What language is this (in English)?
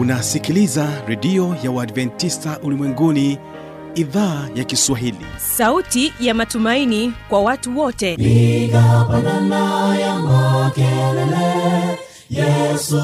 Swahili